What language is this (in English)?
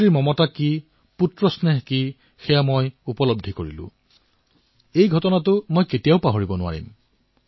Assamese